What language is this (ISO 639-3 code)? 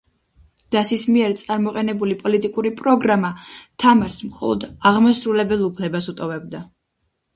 kat